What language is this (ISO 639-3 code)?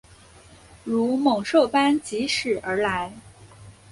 zho